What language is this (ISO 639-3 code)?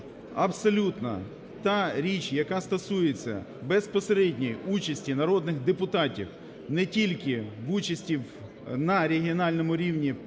ukr